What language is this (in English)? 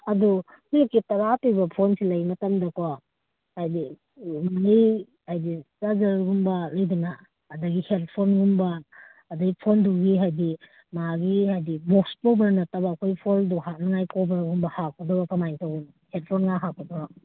Manipuri